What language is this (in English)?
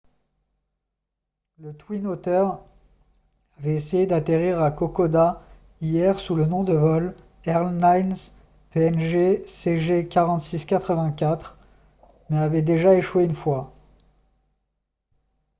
French